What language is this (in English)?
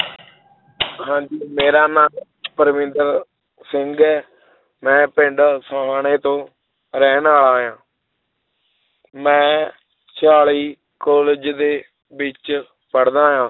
Punjabi